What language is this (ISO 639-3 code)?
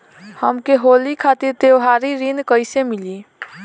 bho